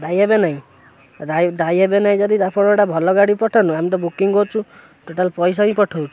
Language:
Odia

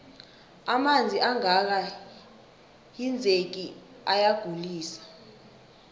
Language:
South Ndebele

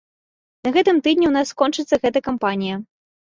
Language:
Belarusian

